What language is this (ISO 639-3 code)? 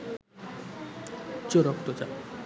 ben